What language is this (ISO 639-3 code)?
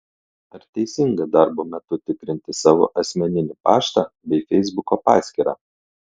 lit